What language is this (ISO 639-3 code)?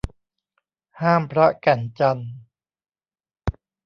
tha